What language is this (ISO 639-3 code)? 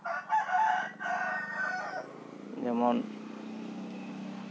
sat